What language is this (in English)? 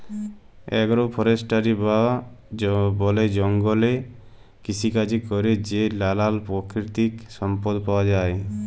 Bangla